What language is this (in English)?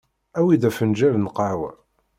Kabyle